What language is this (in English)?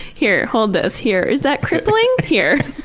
English